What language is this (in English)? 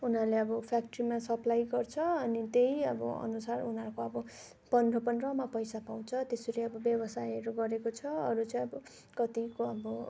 Nepali